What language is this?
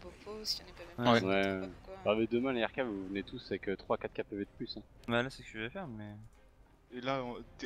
French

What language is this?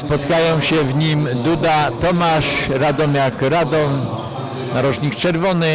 Polish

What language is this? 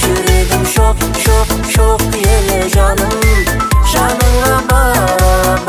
Arabic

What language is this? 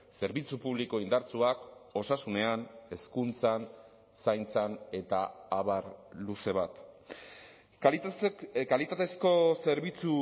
Basque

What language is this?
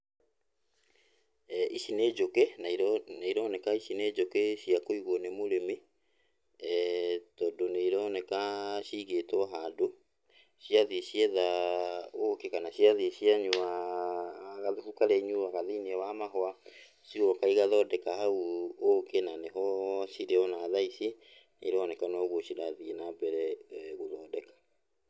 Kikuyu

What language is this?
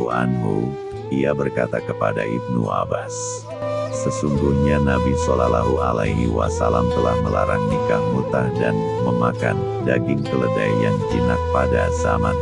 Indonesian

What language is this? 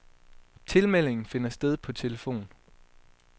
Danish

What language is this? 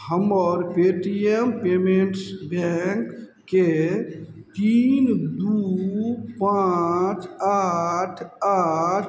Maithili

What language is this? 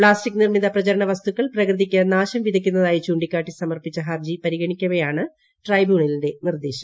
Malayalam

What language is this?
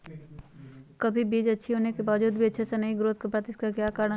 Magahi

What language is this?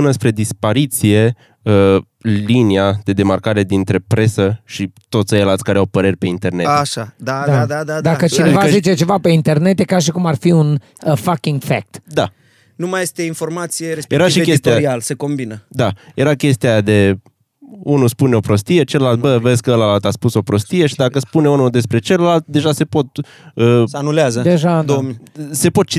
Romanian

